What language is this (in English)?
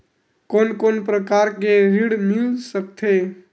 Chhattisgarhi